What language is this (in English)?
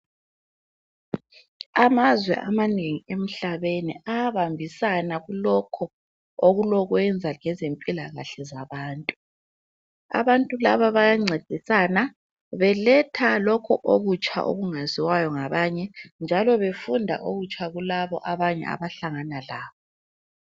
North Ndebele